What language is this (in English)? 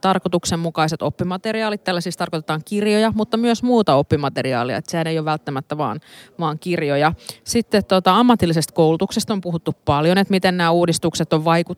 Finnish